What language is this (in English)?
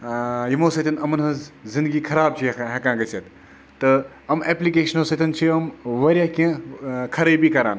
Kashmiri